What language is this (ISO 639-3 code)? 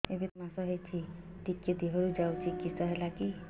ori